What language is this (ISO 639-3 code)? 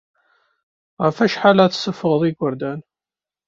kab